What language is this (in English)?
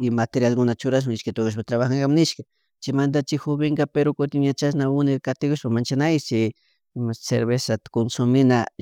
Chimborazo Highland Quichua